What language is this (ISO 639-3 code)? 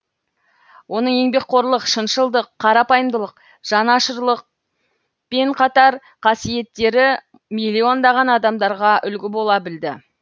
kaz